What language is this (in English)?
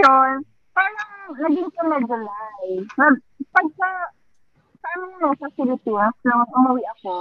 Filipino